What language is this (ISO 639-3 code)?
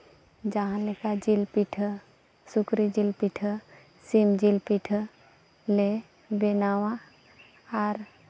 sat